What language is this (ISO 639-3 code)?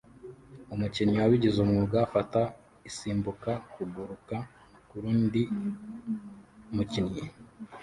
kin